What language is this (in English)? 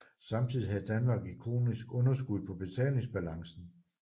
Danish